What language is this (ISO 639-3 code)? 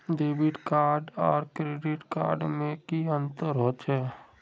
mag